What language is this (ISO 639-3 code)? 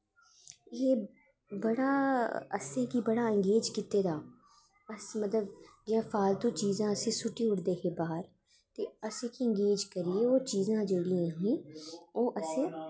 doi